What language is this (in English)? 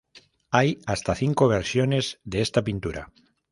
Spanish